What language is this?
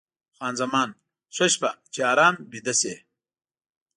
Pashto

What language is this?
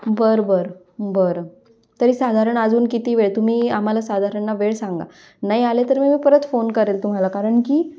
Marathi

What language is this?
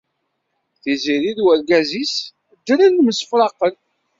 Kabyle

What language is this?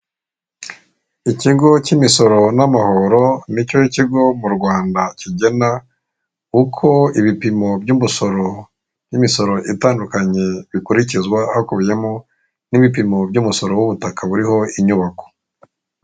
Kinyarwanda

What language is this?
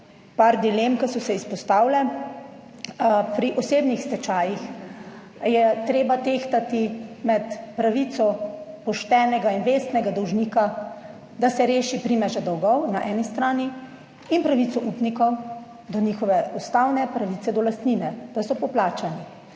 Slovenian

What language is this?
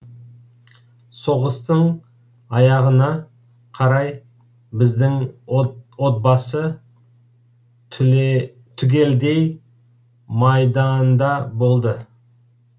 Kazakh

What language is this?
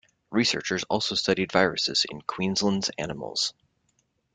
English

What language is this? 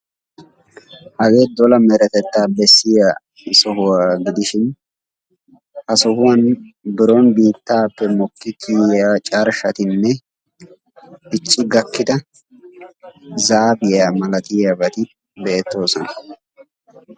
Wolaytta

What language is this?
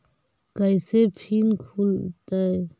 Magahi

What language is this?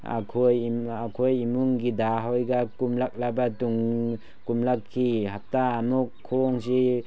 Manipuri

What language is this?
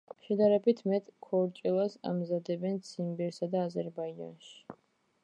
Georgian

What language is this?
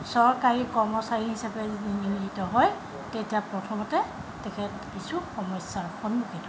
Assamese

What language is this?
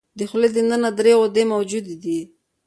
Pashto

